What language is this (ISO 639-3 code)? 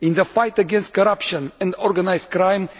eng